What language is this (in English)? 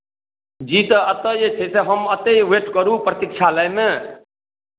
Maithili